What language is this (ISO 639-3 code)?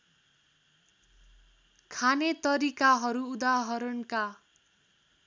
nep